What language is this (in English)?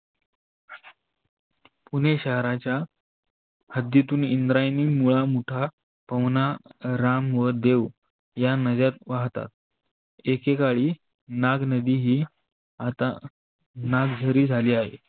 Marathi